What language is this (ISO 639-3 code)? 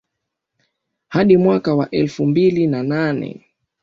swa